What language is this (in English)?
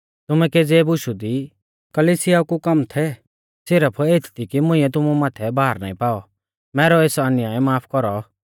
Mahasu Pahari